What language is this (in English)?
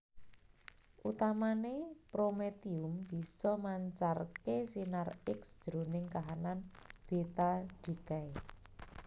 Javanese